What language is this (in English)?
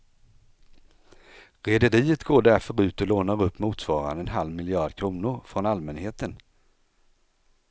Swedish